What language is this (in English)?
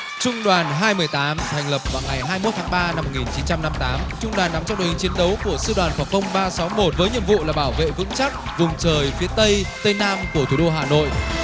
Vietnamese